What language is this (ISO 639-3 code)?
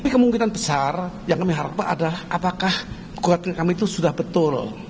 ind